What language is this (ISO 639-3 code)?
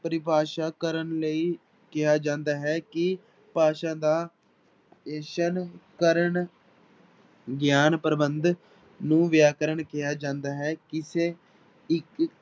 pan